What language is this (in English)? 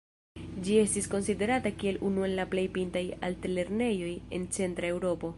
Esperanto